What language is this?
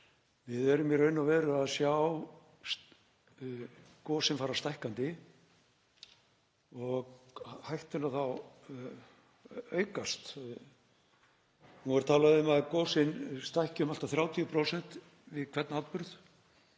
Icelandic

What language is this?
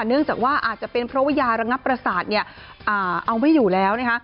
Thai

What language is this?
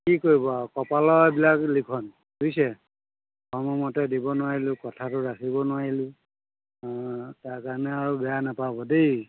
Assamese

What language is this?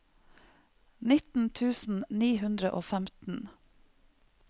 Norwegian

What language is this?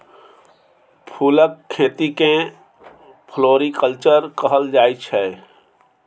Maithili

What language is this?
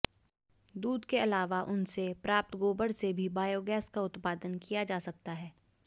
Hindi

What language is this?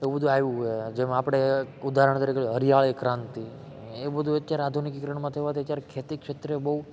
Gujarati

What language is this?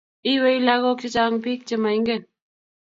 Kalenjin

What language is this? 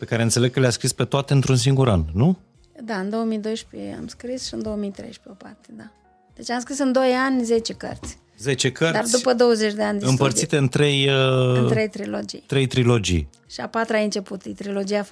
Romanian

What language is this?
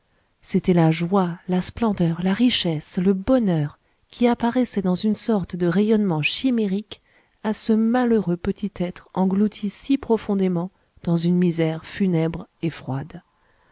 French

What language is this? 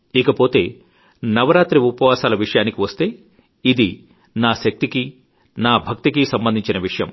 Telugu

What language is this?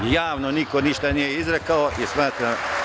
Serbian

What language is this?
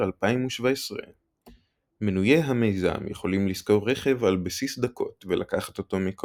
Hebrew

